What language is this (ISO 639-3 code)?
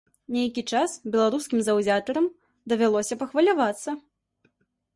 bel